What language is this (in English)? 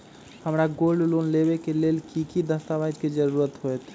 Magahi